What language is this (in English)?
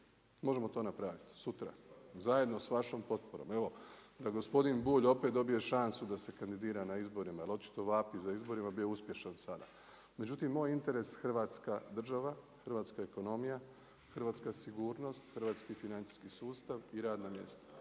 Croatian